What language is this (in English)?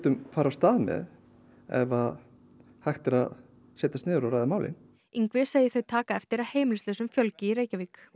Icelandic